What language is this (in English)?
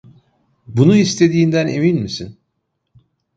Turkish